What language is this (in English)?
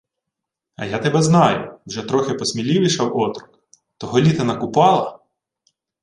Ukrainian